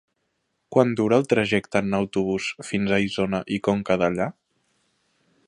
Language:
Catalan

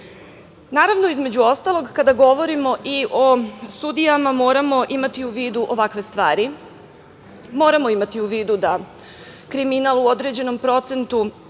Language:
Serbian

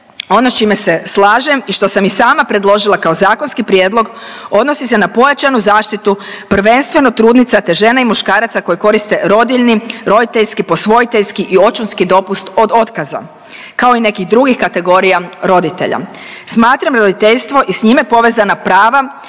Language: Croatian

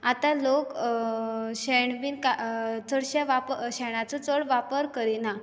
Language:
Konkani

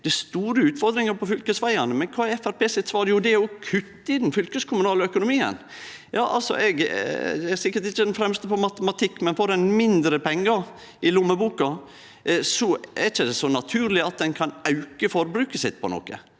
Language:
Norwegian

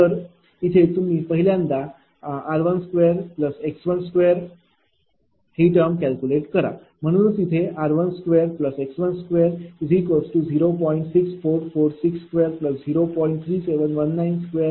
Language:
Marathi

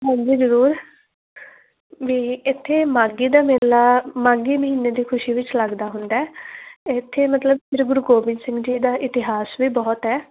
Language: Punjabi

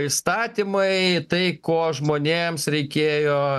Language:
Lithuanian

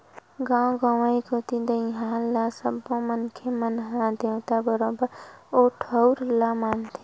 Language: Chhattisgarhi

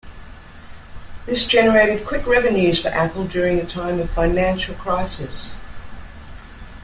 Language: English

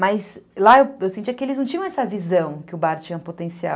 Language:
Portuguese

